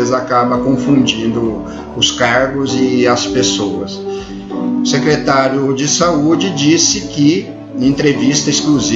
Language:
Portuguese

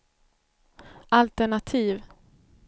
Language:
Swedish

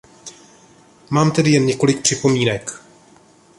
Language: Czech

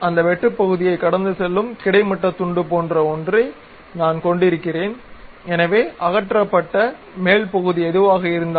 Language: Tamil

